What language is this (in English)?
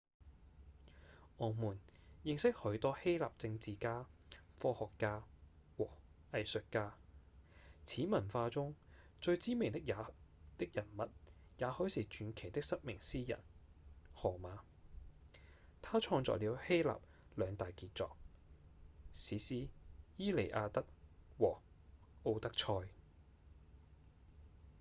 Cantonese